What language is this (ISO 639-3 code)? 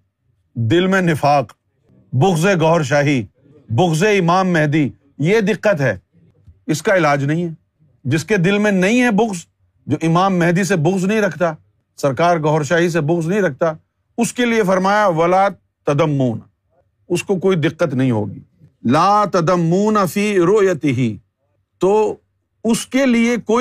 urd